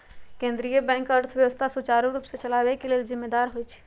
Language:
Magahi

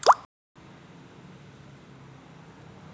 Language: Marathi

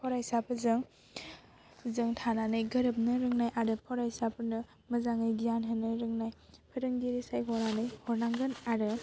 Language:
Bodo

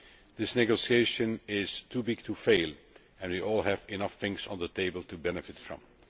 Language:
English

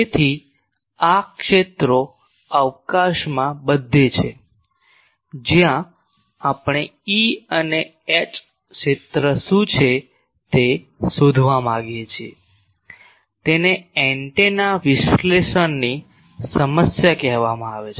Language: Gujarati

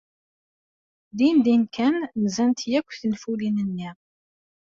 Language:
Kabyle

